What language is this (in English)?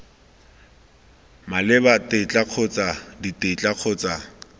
Tswana